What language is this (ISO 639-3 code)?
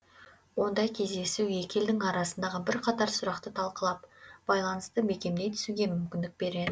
kaz